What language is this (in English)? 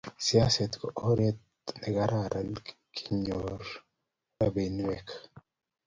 Kalenjin